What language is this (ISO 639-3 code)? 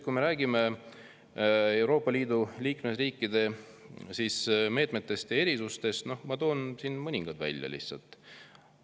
est